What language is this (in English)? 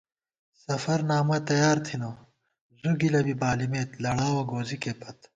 Gawar-Bati